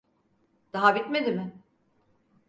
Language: Turkish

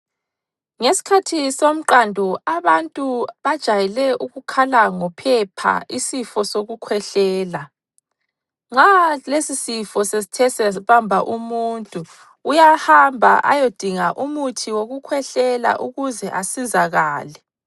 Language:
North Ndebele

